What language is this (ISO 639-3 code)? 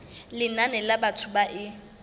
sot